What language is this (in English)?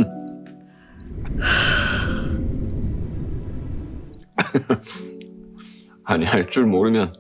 Korean